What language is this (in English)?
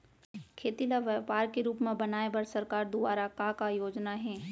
Chhattisgarhi